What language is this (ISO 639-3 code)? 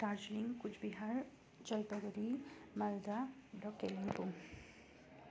nep